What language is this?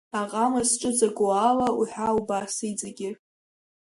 Abkhazian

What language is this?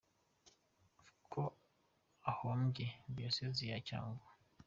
Kinyarwanda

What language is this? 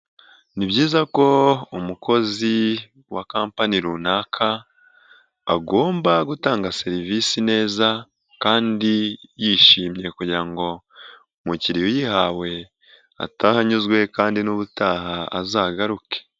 Kinyarwanda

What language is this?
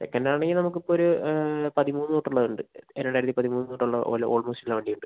Malayalam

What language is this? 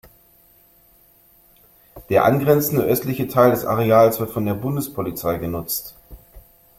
German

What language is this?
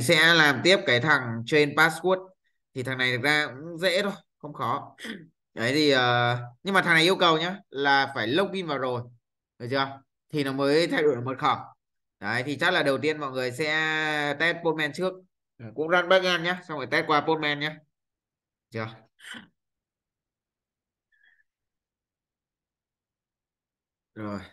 Vietnamese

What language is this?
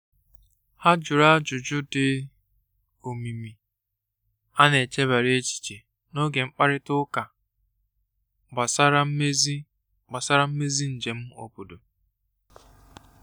Igbo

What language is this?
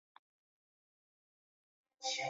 Chinese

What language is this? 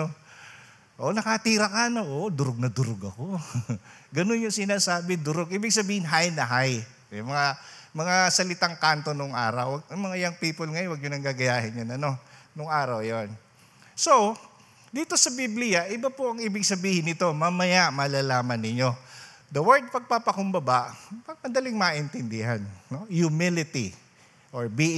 Filipino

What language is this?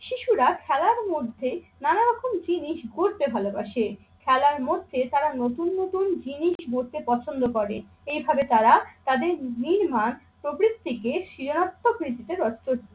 Bangla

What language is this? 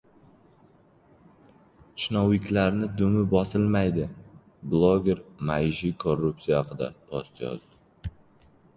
Uzbek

